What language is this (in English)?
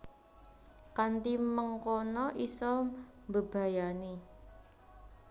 Javanese